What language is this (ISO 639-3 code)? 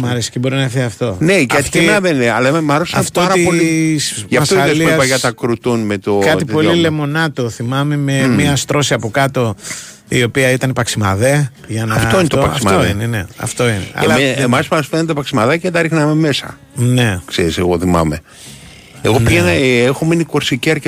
ell